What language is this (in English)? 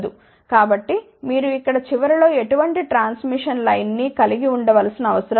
Telugu